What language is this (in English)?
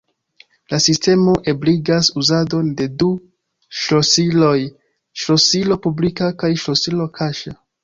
Esperanto